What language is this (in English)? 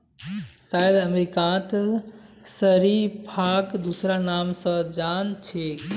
Magahi